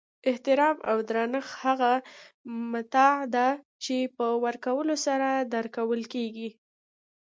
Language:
Pashto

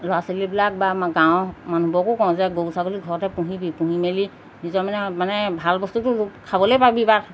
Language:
Assamese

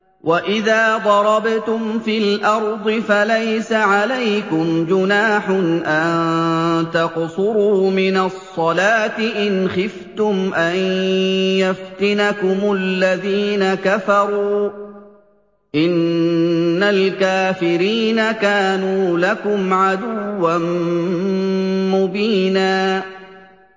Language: Arabic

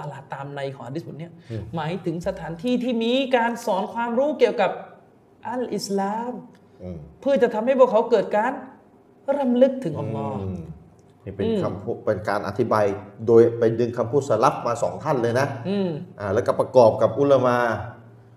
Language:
Thai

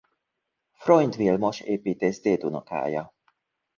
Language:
Hungarian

